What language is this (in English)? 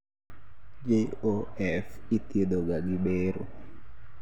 Luo (Kenya and Tanzania)